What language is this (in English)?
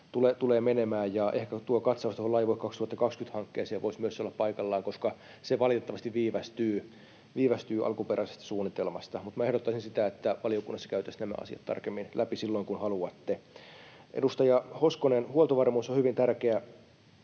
Finnish